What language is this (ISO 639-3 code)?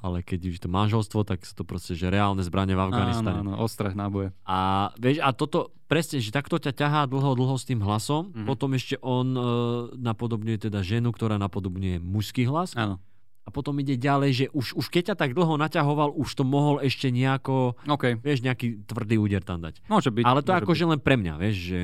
slk